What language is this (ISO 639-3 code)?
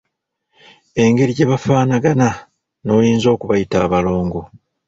lug